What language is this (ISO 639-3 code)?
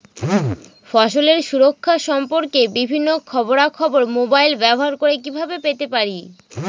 ben